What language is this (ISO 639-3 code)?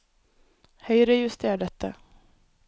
nor